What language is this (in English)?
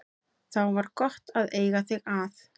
Icelandic